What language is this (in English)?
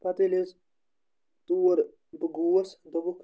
Kashmiri